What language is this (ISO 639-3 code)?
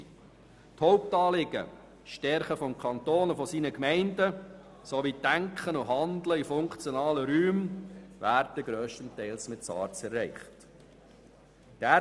gsw